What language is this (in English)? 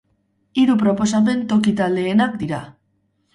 Basque